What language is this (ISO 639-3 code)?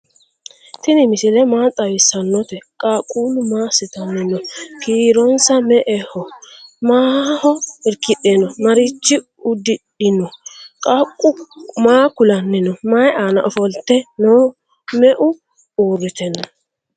sid